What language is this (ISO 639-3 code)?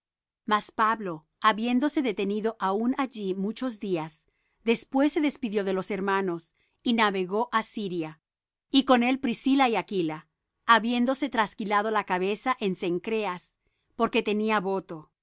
spa